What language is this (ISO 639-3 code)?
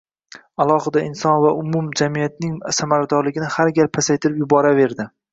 uzb